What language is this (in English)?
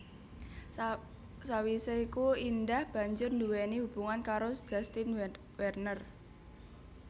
Javanese